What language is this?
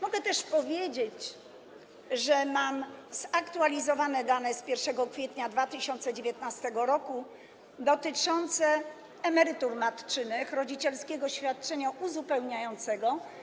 Polish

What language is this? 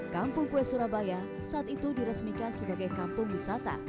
Indonesian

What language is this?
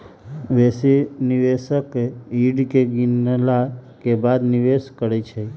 Magahi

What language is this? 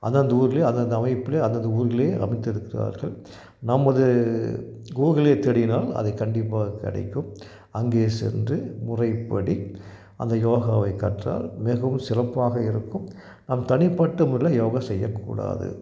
Tamil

